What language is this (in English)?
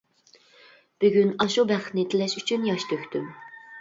Uyghur